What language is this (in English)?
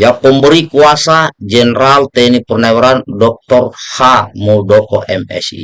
Indonesian